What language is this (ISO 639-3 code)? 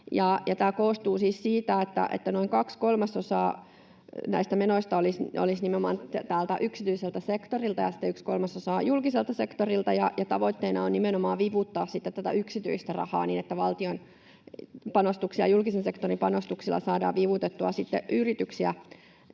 fin